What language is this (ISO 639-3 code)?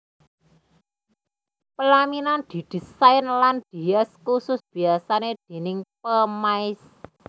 jav